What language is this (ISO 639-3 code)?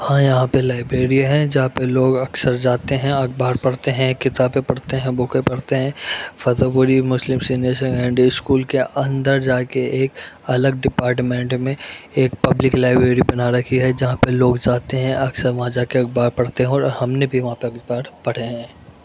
urd